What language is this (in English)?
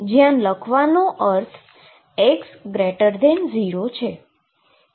Gujarati